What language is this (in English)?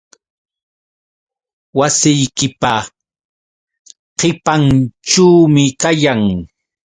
Yauyos Quechua